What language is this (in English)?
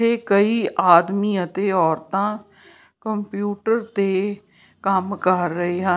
Punjabi